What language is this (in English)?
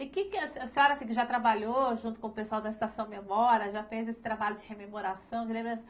Portuguese